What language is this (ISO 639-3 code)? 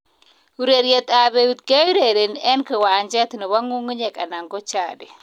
kln